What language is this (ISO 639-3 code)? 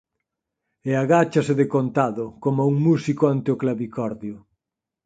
glg